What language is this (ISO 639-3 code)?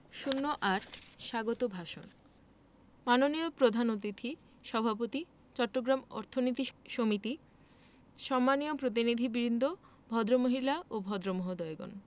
ben